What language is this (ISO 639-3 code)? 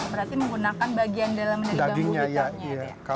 ind